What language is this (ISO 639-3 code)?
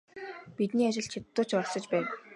mon